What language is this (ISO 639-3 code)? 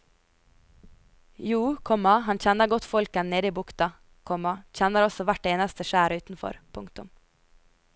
nor